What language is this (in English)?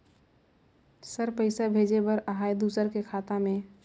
Chhattisgarhi